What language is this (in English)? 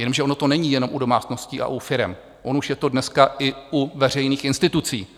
Czech